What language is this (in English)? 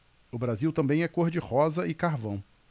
Portuguese